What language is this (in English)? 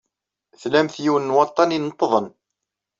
Kabyle